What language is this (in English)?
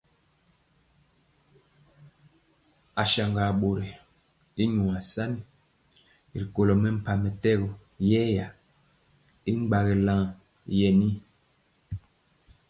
Mpiemo